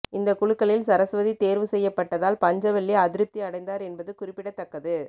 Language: Tamil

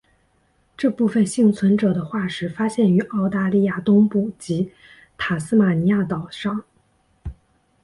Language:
Chinese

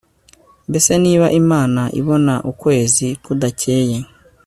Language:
Kinyarwanda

